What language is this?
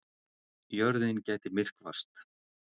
Icelandic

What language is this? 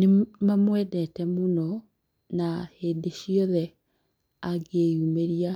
Kikuyu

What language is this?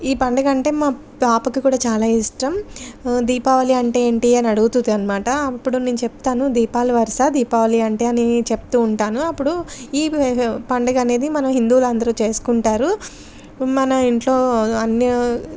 Telugu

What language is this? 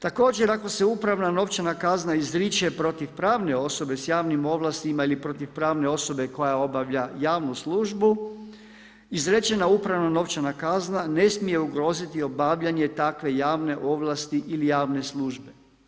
Croatian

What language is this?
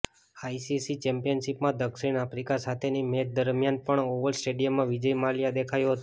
Gujarati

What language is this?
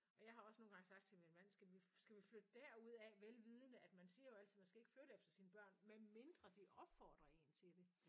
Danish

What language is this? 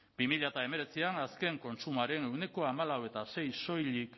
Basque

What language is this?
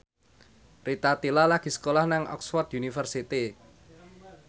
Javanese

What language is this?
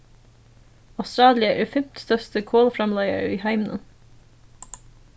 Faroese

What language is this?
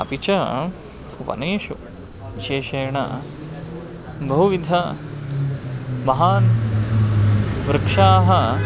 Sanskrit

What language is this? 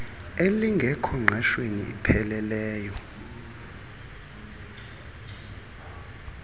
Xhosa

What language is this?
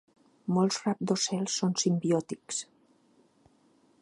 Catalan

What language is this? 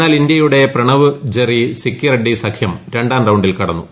Malayalam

